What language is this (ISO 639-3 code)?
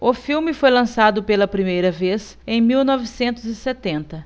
por